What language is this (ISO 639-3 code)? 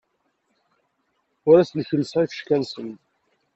kab